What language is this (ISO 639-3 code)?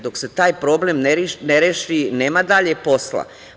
srp